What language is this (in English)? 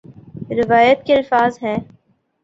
Urdu